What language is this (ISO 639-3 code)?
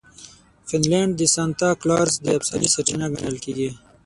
pus